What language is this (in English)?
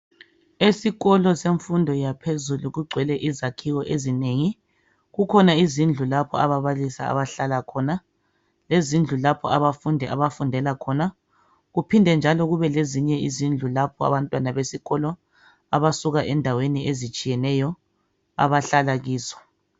North Ndebele